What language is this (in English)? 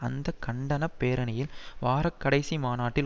Tamil